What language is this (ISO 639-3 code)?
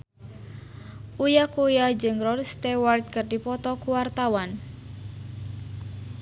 sun